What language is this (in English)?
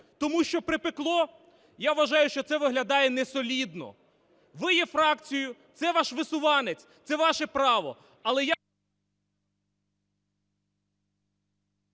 Ukrainian